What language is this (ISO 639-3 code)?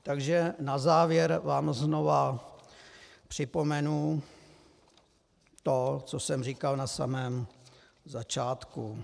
ces